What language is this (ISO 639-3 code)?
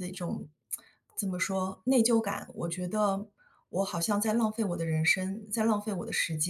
zho